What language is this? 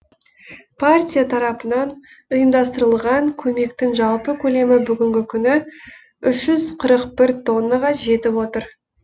Kazakh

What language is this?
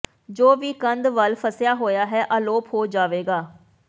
Punjabi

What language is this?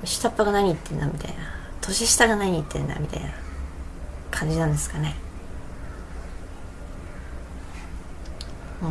Japanese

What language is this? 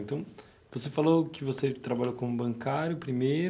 Portuguese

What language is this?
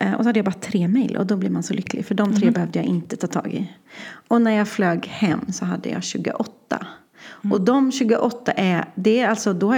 Swedish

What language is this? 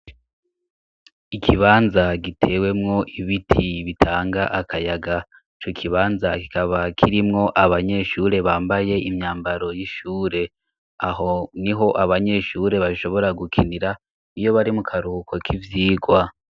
Rundi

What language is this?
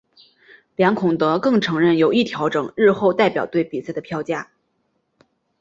Chinese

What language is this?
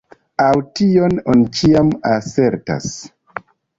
Esperanto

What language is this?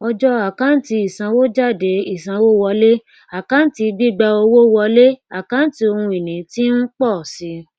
Yoruba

